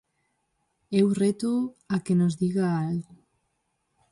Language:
Galician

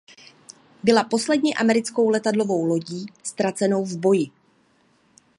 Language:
Czech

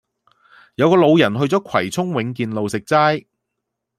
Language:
Cantonese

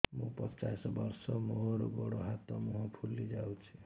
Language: Odia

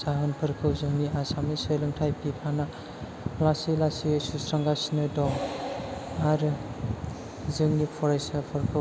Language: Bodo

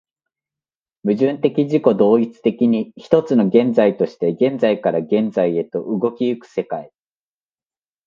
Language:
Japanese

